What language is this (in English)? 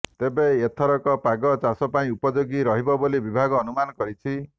Odia